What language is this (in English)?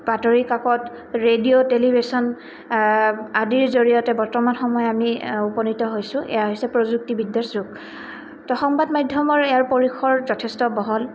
Assamese